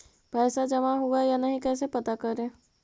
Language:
Magahi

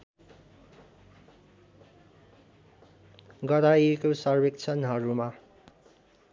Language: Nepali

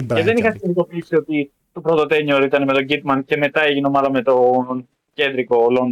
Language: Greek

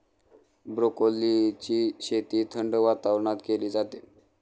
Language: Marathi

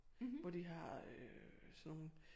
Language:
Danish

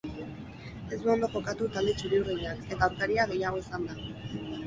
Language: Basque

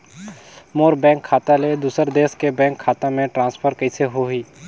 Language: Chhattisgarhi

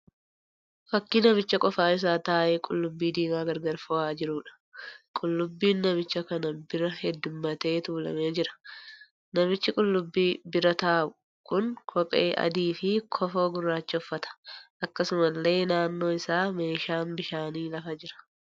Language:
Oromo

